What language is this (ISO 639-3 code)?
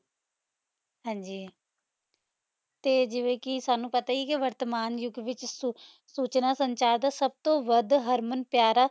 pan